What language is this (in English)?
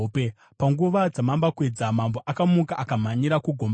Shona